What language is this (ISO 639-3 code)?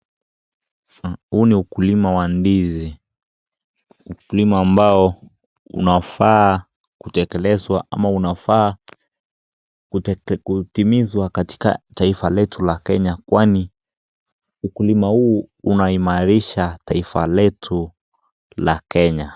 swa